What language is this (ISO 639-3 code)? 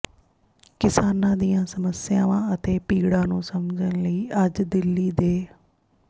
pan